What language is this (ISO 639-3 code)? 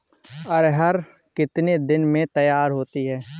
hin